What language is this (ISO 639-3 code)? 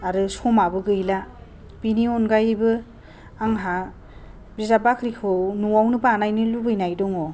brx